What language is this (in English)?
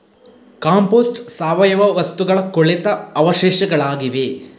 Kannada